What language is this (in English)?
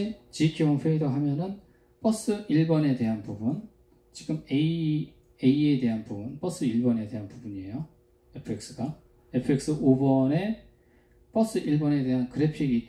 Korean